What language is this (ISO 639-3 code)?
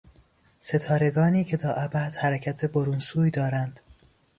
fas